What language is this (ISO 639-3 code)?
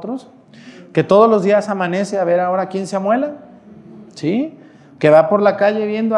spa